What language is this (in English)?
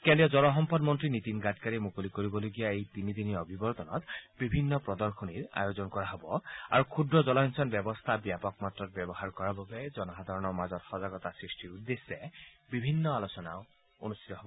Assamese